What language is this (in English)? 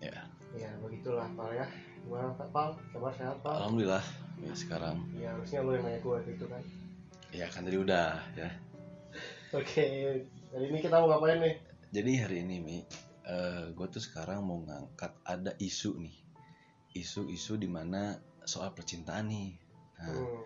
Indonesian